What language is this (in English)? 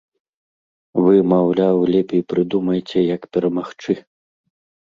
Belarusian